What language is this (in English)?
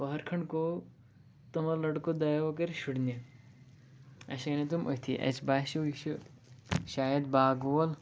Kashmiri